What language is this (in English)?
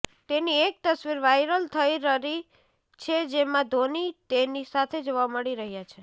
Gujarati